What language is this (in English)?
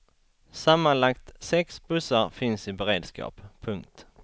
Swedish